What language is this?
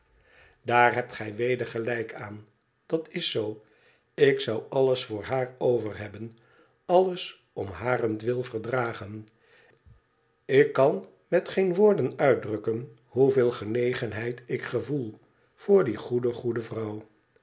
Dutch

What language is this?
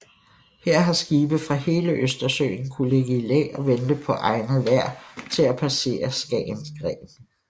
Danish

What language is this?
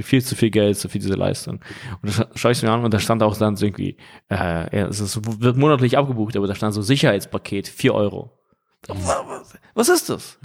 German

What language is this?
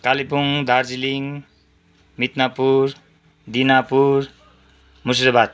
Nepali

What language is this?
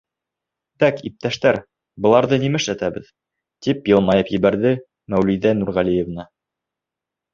Bashkir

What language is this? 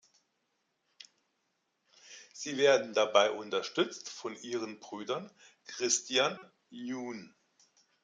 German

